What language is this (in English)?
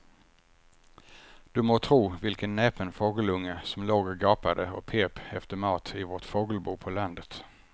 Swedish